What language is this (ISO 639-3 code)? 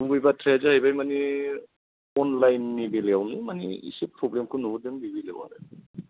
brx